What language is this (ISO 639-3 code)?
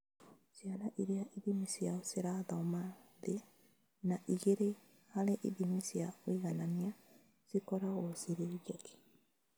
kik